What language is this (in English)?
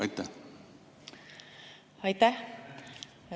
Estonian